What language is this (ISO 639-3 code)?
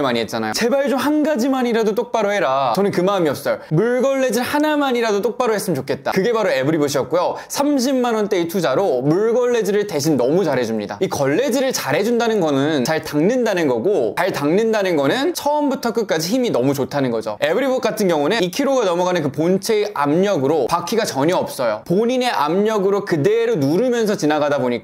kor